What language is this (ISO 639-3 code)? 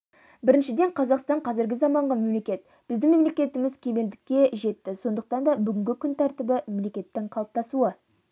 kaz